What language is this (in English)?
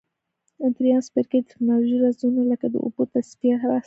Pashto